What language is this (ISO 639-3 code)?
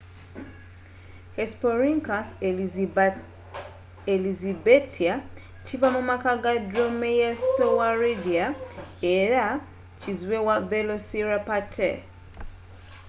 lug